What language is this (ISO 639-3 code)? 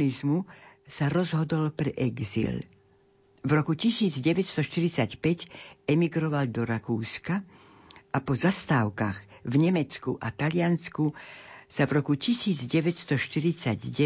slk